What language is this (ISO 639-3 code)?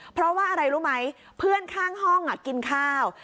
tha